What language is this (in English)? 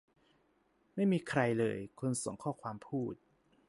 Thai